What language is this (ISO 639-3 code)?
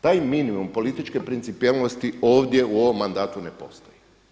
hrv